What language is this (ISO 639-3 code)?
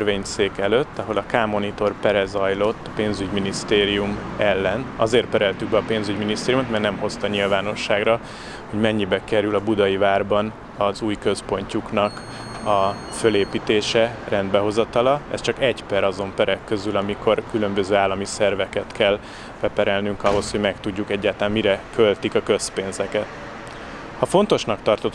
hun